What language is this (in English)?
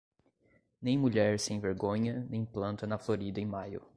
Portuguese